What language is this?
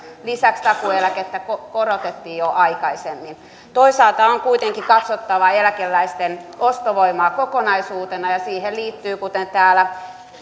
Finnish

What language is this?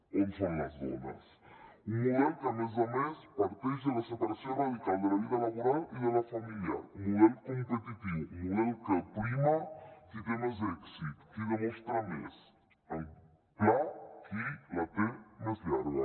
Catalan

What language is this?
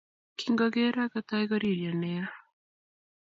Kalenjin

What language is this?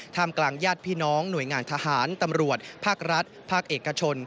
Thai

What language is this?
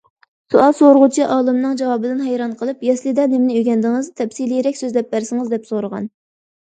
Uyghur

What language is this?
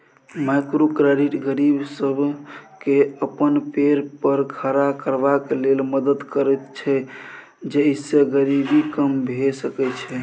Maithili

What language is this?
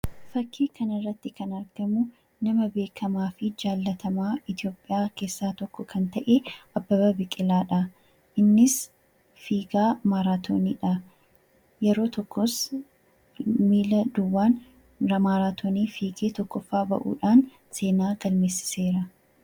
Oromo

